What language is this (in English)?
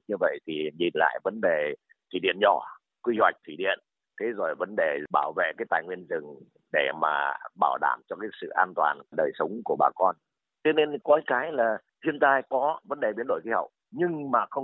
Vietnamese